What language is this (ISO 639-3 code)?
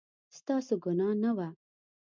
pus